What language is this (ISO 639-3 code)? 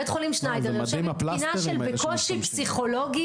heb